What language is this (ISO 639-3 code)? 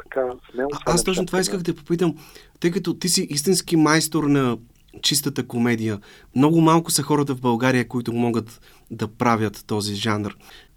bul